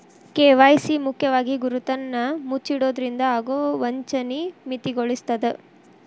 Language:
Kannada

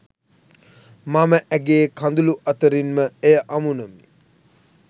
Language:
Sinhala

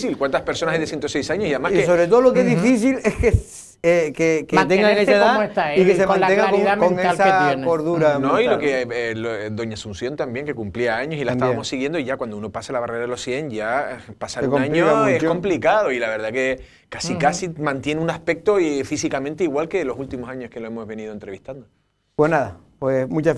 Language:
Spanish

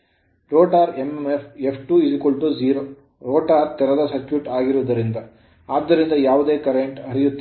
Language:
Kannada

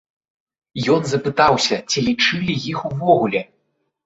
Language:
Belarusian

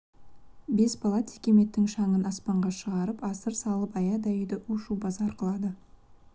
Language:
Kazakh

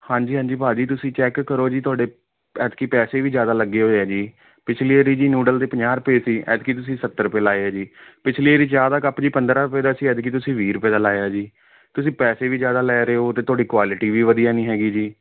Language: Punjabi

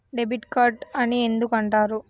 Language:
Telugu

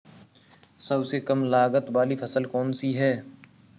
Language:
Hindi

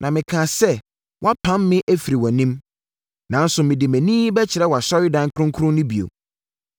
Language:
Akan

